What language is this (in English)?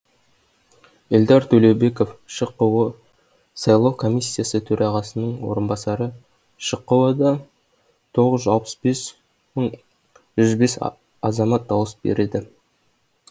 Kazakh